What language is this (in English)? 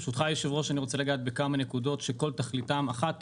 Hebrew